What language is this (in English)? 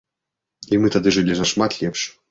Belarusian